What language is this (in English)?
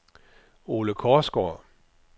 Danish